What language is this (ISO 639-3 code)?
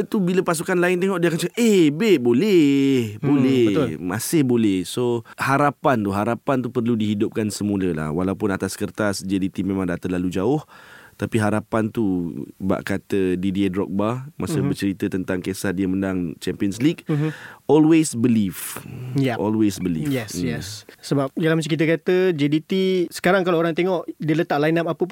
msa